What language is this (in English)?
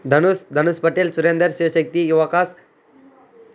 Tamil